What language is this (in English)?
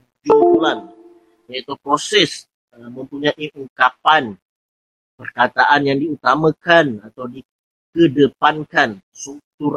Malay